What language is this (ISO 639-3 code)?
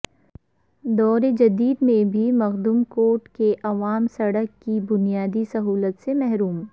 urd